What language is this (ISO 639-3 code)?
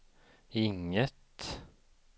swe